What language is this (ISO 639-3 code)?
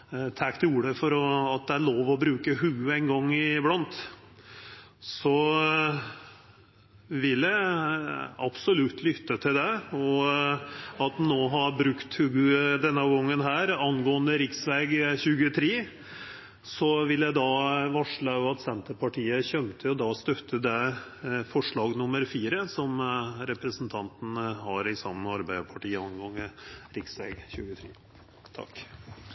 nno